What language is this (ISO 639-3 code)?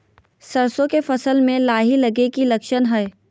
mag